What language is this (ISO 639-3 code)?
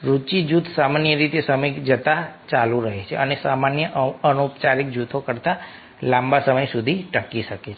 guj